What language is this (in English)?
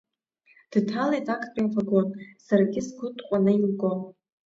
Abkhazian